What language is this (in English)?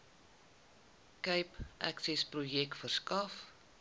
Afrikaans